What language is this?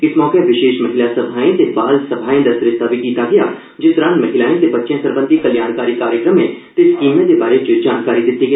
Dogri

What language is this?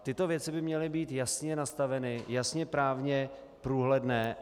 Czech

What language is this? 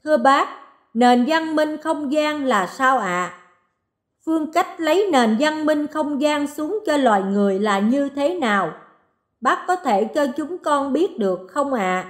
Vietnamese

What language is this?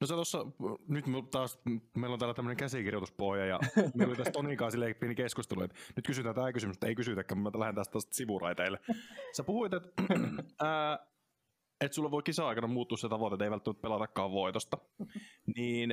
Finnish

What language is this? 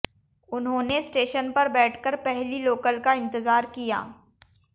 Hindi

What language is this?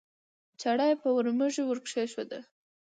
Pashto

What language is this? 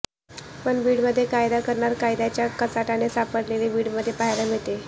Marathi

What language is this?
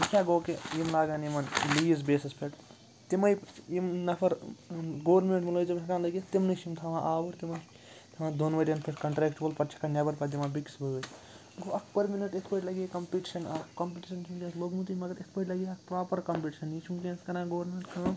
Kashmiri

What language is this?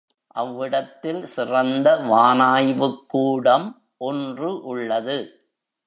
Tamil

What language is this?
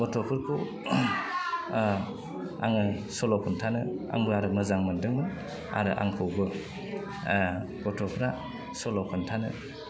Bodo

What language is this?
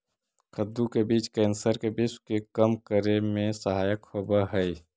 Magahi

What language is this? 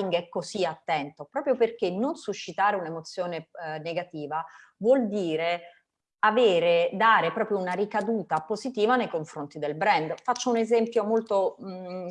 Italian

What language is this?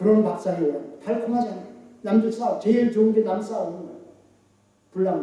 Korean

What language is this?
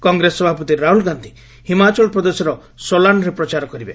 Odia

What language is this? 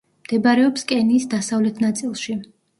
Georgian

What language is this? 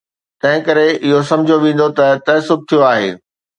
Sindhi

